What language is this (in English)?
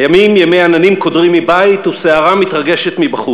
Hebrew